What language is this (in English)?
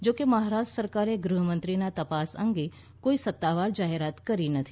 Gujarati